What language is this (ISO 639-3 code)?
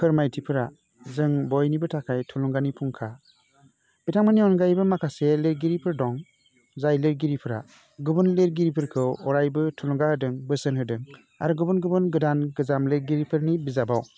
brx